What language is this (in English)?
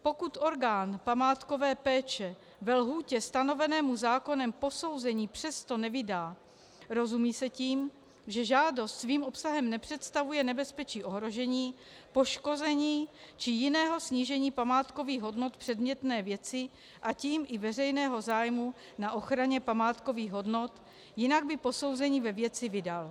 Czech